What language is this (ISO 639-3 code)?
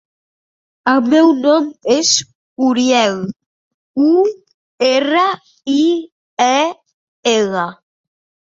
cat